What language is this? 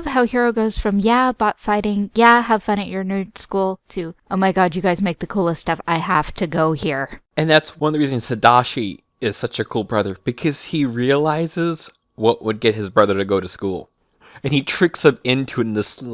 English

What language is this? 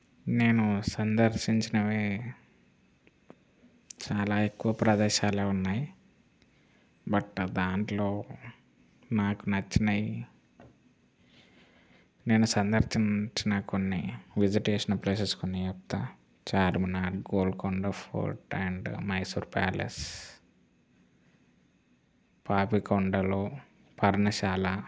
Telugu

